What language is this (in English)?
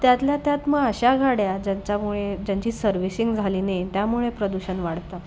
Marathi